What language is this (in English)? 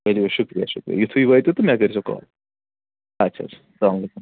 Kashmiri